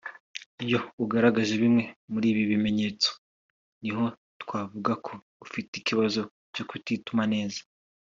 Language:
Kinyarwanda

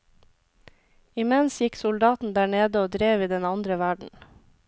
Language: Norwegian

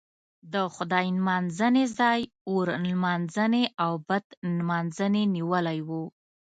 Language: Pashto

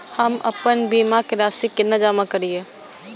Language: Maithili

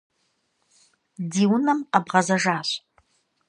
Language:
Kabardian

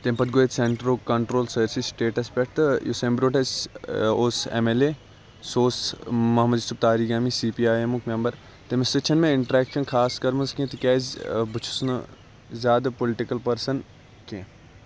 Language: Kashmiri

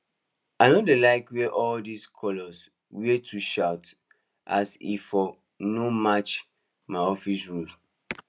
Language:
Nigerian Pidgin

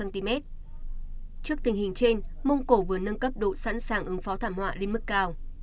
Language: Vietnamese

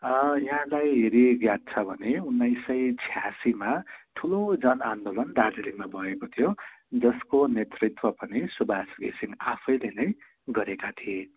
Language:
Nepali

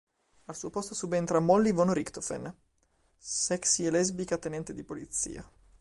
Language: Italian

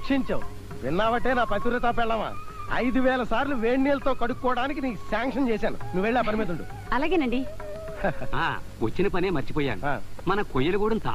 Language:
Indonesian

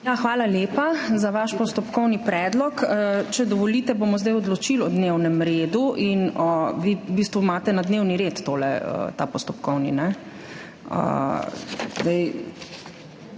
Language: Slovenian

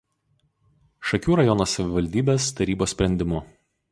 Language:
Lithuanian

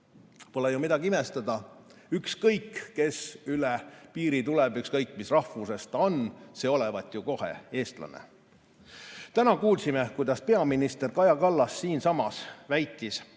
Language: Estonian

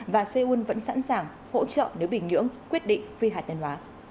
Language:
Vietnamese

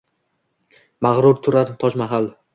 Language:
Uzbek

